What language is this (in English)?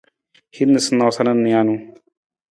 Nawdm